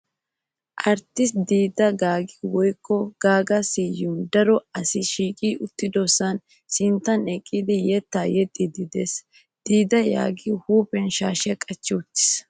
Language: Wolaytta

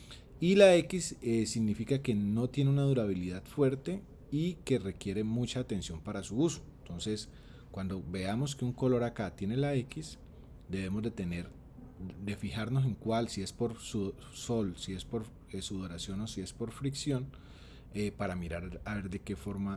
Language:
Spanish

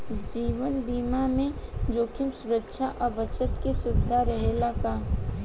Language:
Bhojpuri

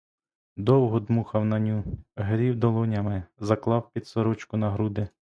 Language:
Ukrainian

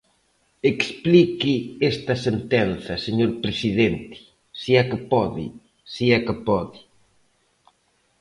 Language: Galician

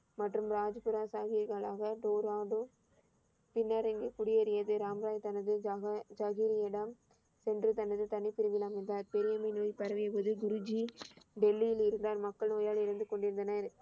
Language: Tamil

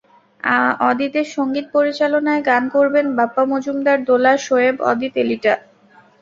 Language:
Bangla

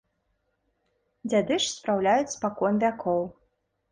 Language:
Belarusian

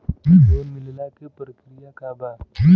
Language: Bhojpuri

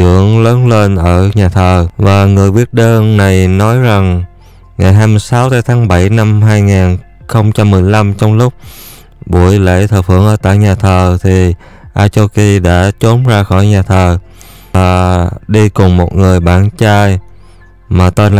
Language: Vietnamese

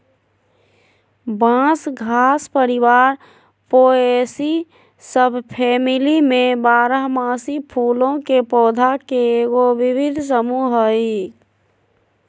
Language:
Magahi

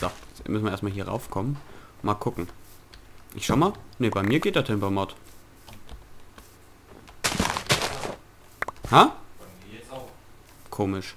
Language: German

